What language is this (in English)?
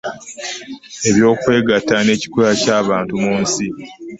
Ganda